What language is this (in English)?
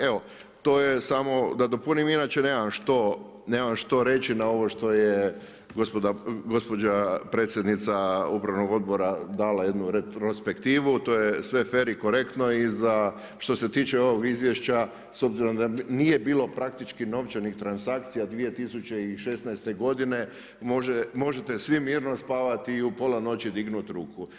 Croatian